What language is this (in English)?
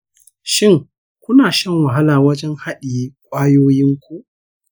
Hausa